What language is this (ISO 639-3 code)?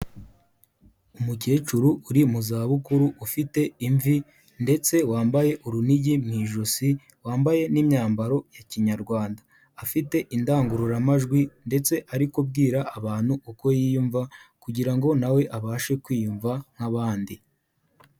kin